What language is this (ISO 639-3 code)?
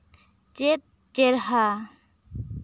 sat